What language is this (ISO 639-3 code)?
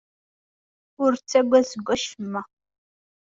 kab